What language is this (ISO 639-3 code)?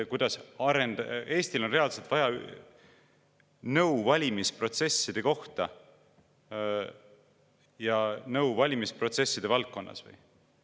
est